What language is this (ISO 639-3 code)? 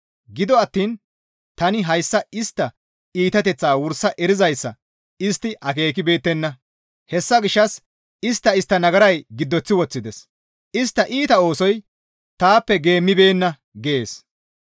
gmv